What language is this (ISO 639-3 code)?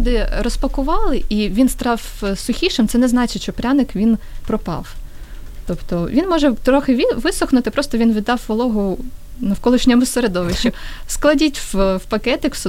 ukr